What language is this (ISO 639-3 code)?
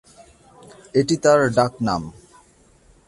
ben